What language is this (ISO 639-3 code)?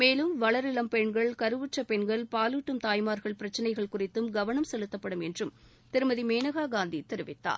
tam